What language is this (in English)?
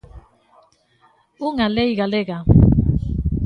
Galician